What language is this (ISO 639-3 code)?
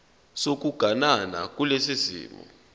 zul